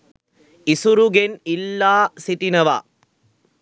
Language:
Sinhala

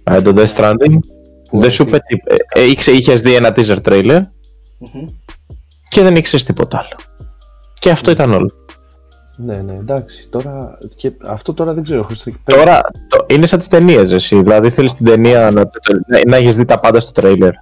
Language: Greek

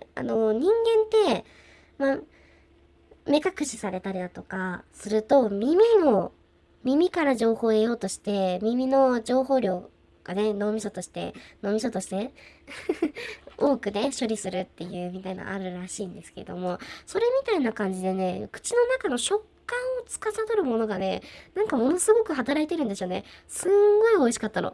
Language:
Japanese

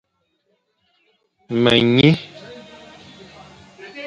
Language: Fang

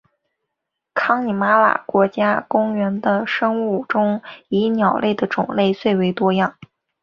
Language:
Chinese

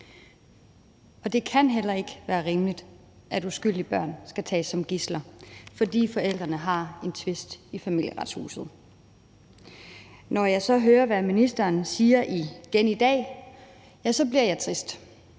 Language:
Danish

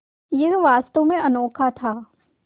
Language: Hindi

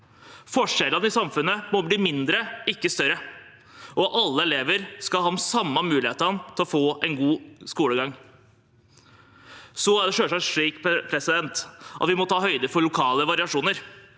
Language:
Norwegian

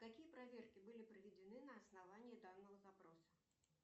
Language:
Russian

